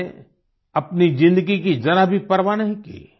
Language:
Hindi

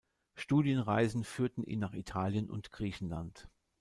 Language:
German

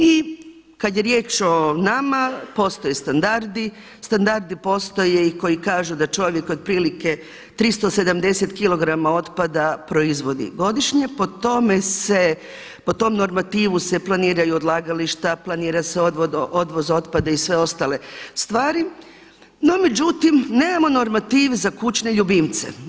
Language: Croatian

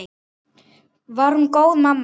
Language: Icelandic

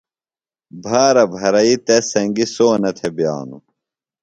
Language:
Phalura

